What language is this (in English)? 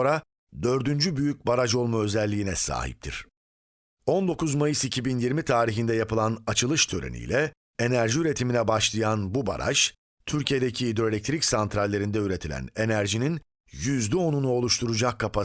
Turkish